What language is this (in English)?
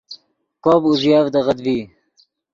Yidgha